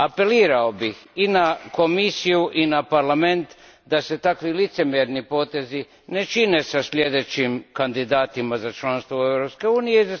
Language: Croatian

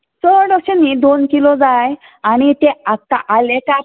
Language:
Konkani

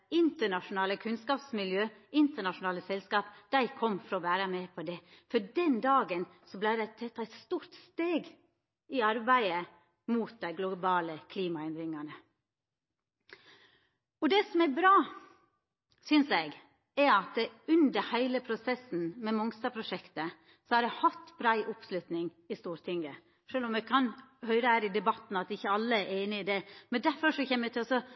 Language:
Norwegian Nynorsk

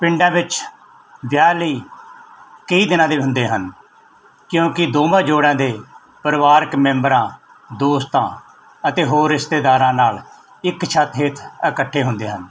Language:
Punjabi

